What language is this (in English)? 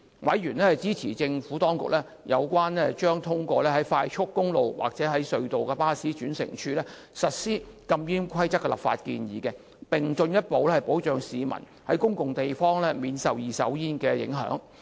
Cantonese